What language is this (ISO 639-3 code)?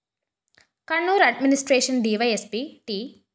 mal